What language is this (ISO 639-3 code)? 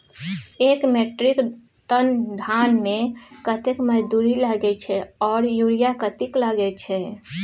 mai